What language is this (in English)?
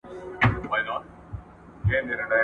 Pashto